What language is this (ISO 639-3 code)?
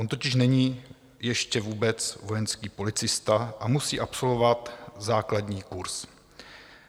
ces